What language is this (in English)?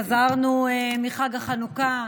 Hebrew